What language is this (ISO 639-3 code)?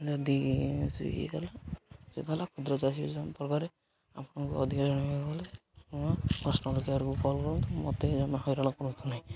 ori